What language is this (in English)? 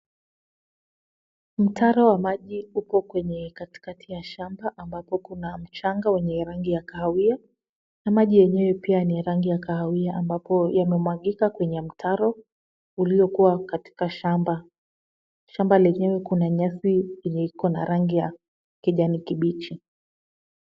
Swahili